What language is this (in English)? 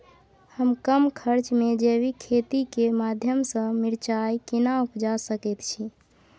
Maithili